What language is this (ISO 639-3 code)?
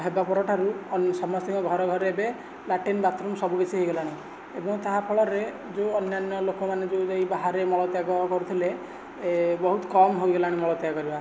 ori